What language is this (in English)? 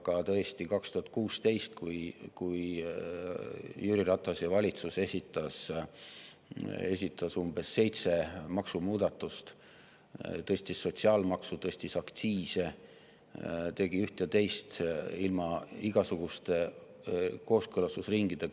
Estonian